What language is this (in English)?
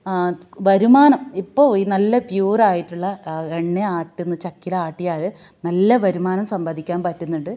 Malayalam